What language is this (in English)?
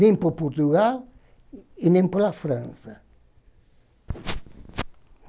Portuguese